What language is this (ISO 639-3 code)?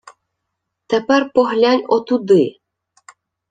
ukr